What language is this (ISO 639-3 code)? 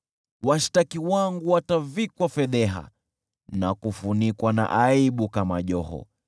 swa